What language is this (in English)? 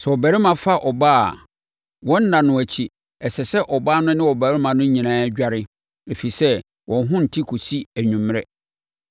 Akan